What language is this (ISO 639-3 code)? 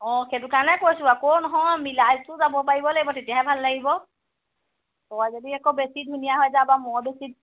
asm